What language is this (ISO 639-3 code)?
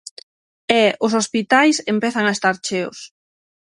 glg